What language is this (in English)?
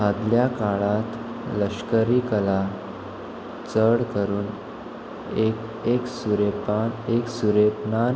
Konkani